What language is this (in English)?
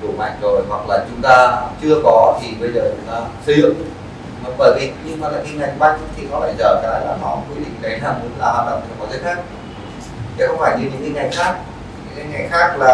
Vietnamese